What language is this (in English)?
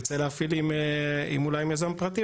Hebrew